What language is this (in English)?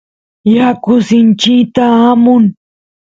Santiago del Estero Quichua